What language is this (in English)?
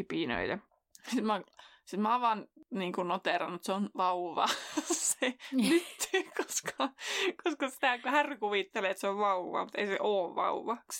Finnish